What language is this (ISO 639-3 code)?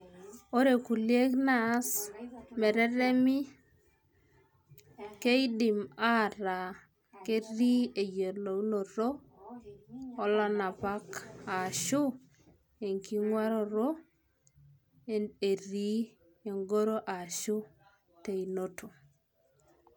mas